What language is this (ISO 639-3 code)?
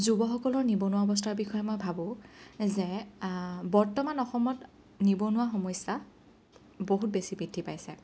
asm